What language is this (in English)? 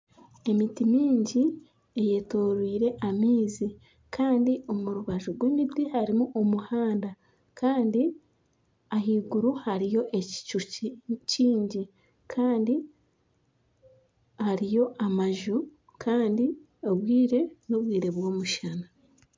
Nyankole